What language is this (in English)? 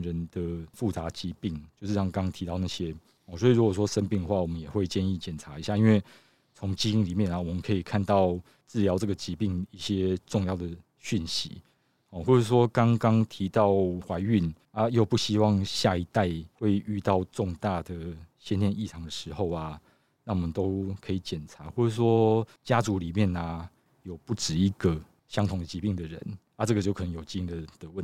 Chinese